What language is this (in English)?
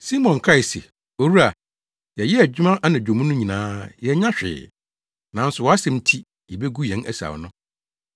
Akan